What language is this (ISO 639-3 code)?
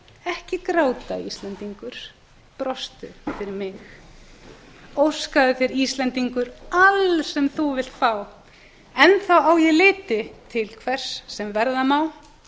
isl